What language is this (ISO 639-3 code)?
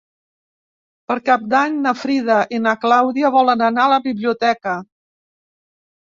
cat